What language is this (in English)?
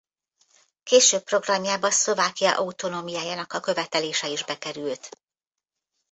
Hungarian